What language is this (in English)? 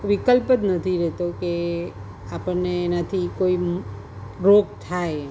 Gujarati